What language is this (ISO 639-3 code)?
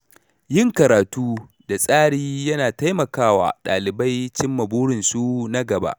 hau